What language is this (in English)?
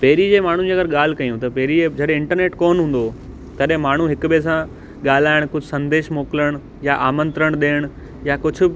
Sindhi